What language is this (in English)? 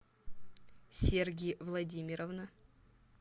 Russian